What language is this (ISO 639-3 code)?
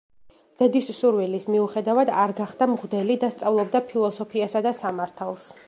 kat